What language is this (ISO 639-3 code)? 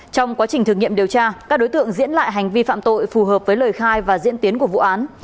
vie